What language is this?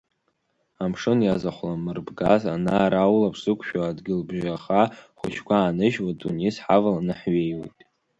Abkhazian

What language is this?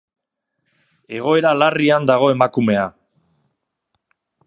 Basque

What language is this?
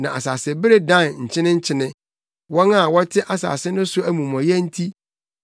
Akan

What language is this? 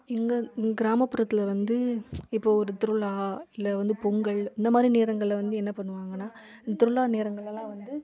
Tamil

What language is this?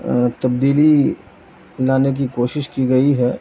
Urdu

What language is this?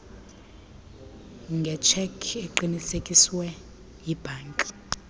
Xhosa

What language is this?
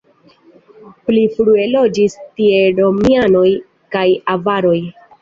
Esperanto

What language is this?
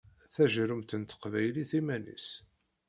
Kabyle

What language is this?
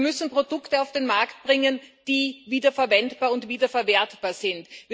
German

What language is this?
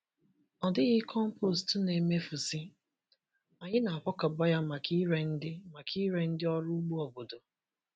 Igbo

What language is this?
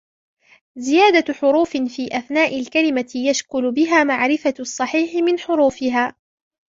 Arabic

